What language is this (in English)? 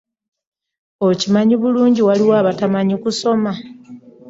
Ganda